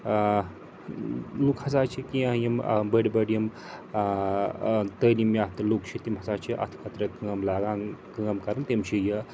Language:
Kashmiri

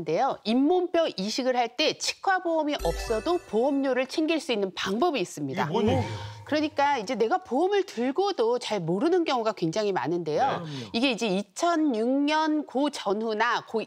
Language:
Korean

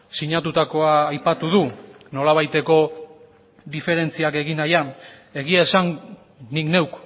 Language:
Basque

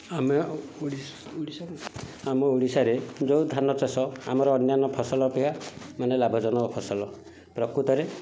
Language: Odia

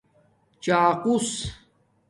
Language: Domaaki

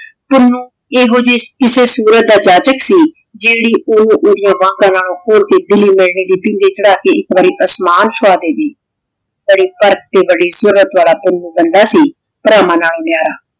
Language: Punjabi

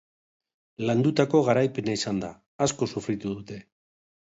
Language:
Basque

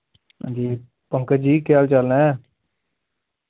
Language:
Dogri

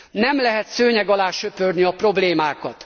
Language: Hungarian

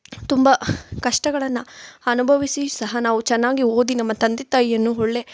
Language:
Kannada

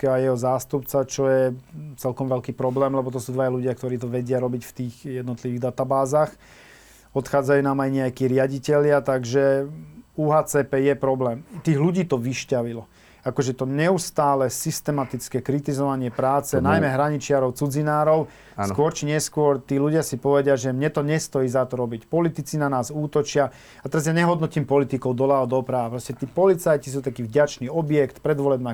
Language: Slovak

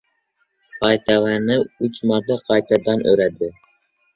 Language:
Uzbek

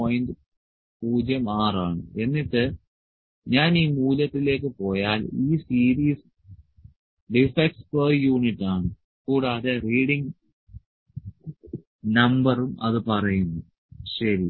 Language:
Malayalam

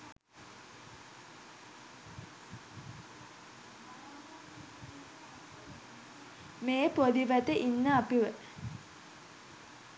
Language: Sinhala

